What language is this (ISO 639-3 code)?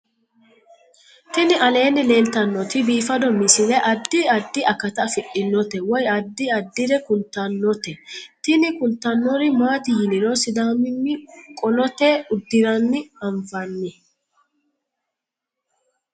sid